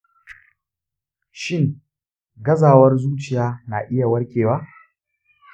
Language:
Hausa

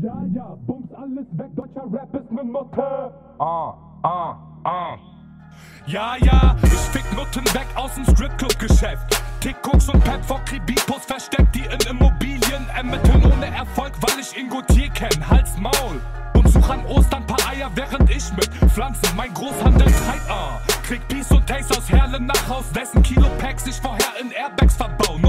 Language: Polish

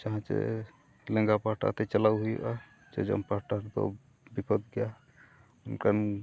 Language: Santali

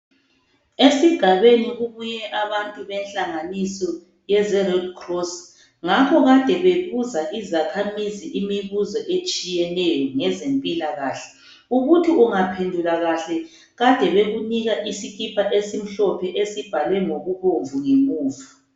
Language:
North Ndebele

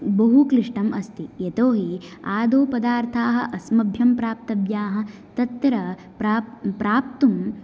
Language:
Sanskrit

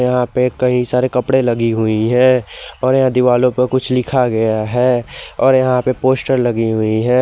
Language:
Hindi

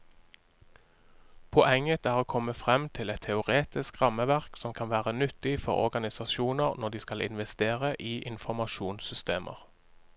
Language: Norwegian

